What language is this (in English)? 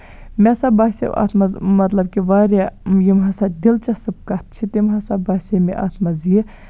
Kashmiri